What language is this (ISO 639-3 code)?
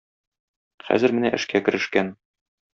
tat